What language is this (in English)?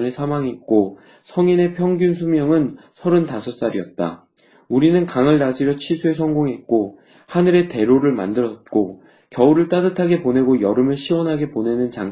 Korean